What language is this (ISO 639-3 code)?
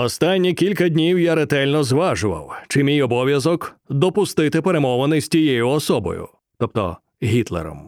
ukr